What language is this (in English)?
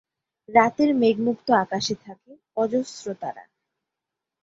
Bangla